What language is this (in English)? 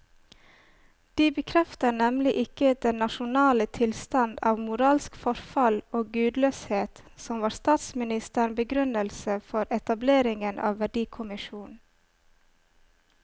Norwegian